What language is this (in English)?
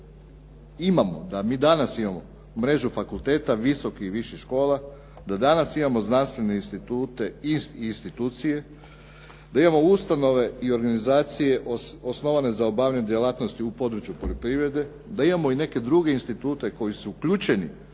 Croatian